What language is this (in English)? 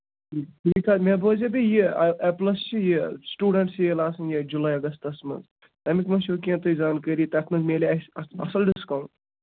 Kashmiri